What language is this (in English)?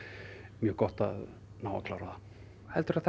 Icelandic